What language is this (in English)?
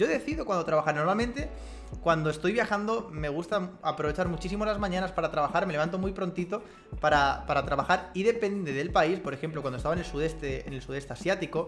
Spanish